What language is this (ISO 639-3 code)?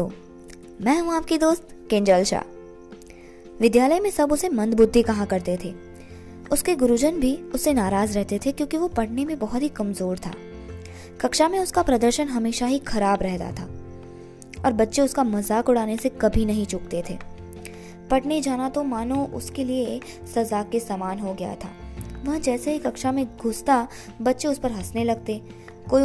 hin